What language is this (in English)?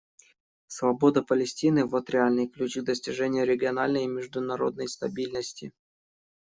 Russian